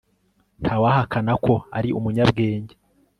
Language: Kinyarwanda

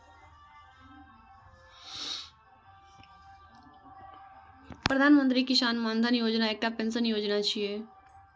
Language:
Maithili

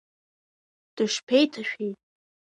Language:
Abkhazian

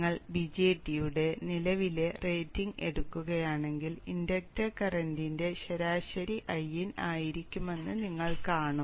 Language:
Malayalam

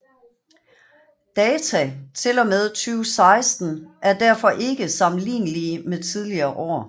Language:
Danish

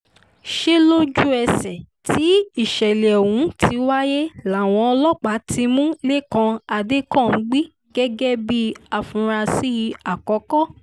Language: Yoruba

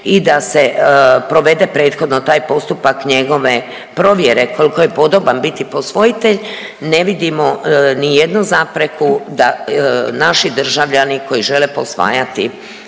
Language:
Croatian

